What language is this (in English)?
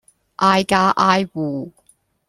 Cantonese